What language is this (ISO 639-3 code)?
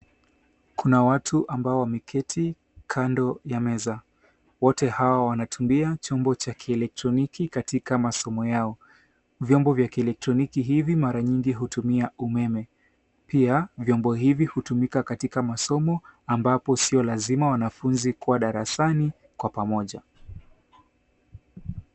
swa